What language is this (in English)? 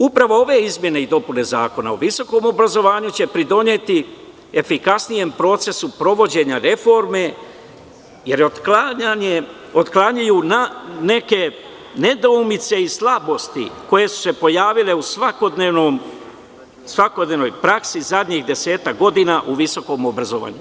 Serbian